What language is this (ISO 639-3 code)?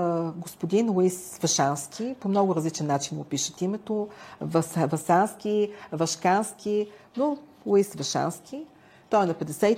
bul